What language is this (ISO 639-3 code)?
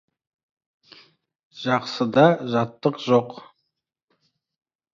kaz